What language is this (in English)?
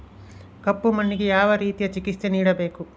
Kannada